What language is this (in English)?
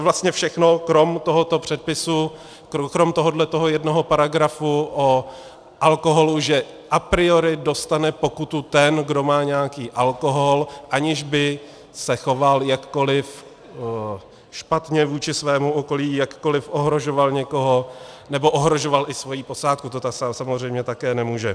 Czech